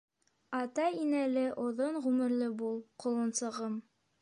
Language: Bashkir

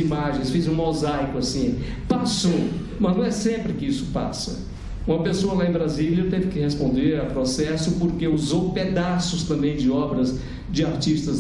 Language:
Portuguese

